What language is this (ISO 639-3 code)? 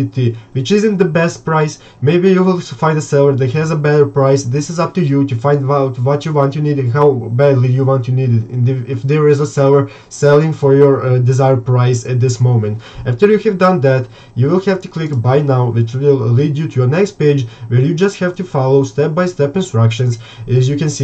eng